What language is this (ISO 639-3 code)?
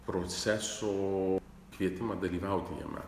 lit